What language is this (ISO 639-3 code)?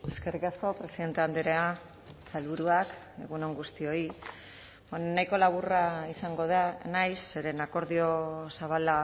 eus